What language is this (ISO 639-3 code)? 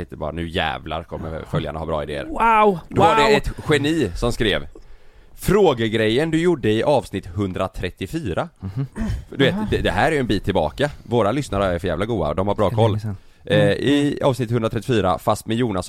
swe